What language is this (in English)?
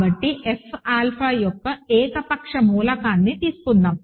Telugu